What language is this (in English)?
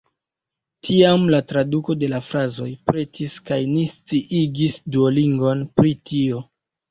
Esperanto